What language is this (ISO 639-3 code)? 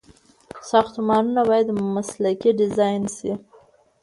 pus